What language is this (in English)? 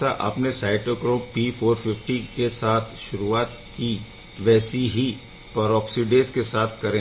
Hindi